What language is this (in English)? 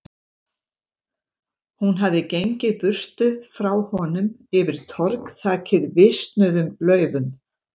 Icelandic